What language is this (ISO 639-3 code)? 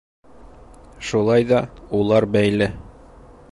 bak